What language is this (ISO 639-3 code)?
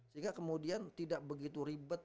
ind